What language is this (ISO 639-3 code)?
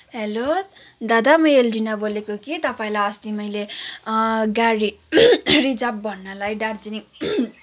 nep